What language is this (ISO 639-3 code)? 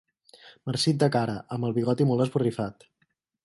cat